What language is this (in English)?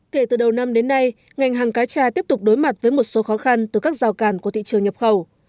Vietnamese